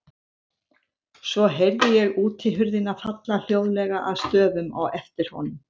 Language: Icelandic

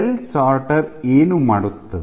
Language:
Kannada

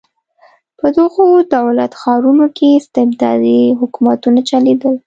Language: Pashto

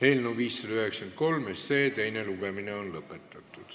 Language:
Estonian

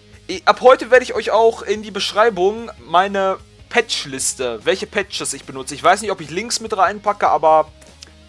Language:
German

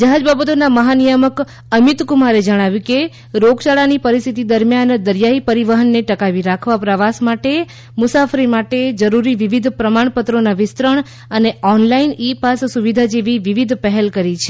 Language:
Gujarati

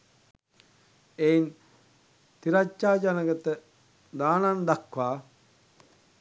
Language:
Sinhala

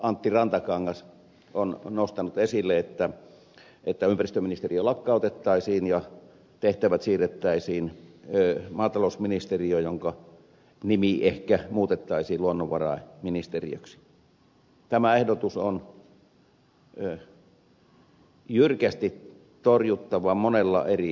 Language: Finnish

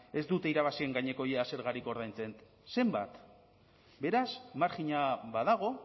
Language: Basque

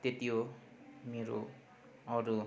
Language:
Nepali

